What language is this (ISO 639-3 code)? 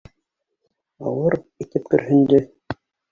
bak